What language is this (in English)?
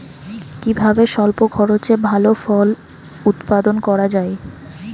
Bangla